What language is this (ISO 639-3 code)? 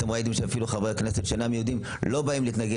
heb